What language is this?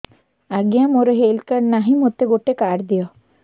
Odia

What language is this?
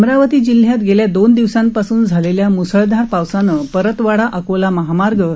Marathi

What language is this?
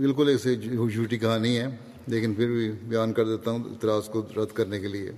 Urdu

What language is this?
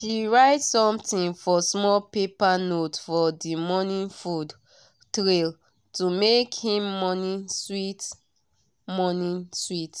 Nigerian Pidgin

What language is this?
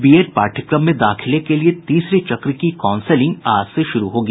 Hindi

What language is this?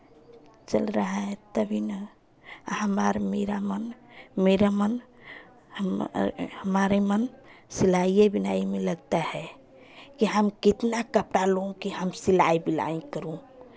Hindi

